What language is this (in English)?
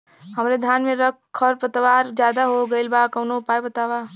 Bhojpuri